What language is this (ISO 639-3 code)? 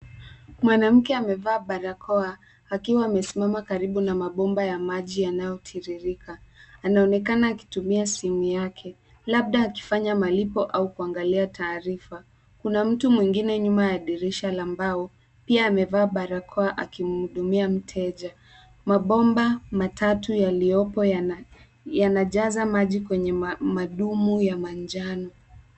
swa